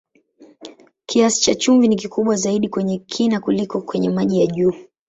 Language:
Swahili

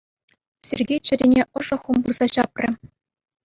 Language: Chuvash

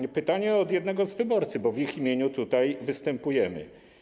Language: Polish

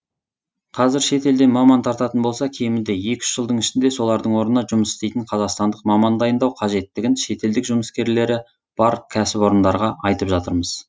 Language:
Kazakh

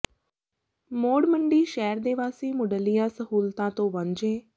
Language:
Punjabi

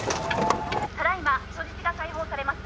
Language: Japanese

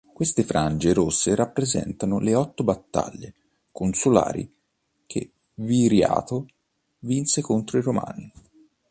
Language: Italian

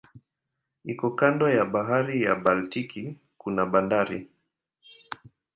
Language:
Swahili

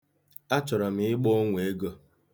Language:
Igbo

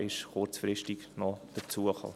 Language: Swiss German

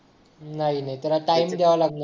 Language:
Marathi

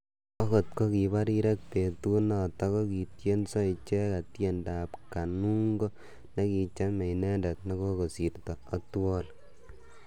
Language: Kalenjin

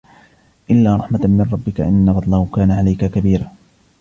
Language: Arabic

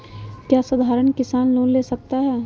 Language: Magahi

